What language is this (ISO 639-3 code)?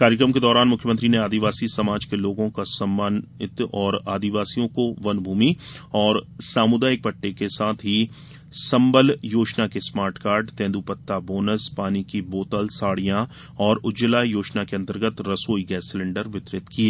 hin